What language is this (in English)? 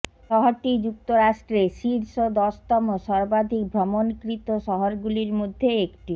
Bangla